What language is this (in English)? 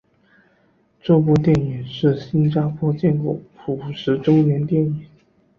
Chinese